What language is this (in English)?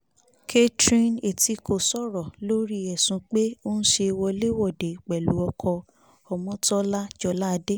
Yoruba